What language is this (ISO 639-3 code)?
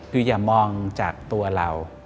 tha